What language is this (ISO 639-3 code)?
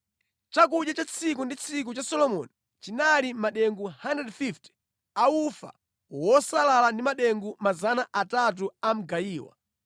nya